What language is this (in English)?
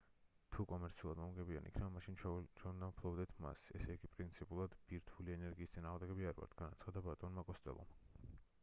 Georgian